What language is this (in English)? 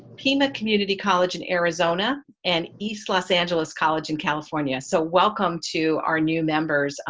English